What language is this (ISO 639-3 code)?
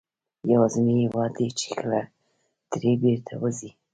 pus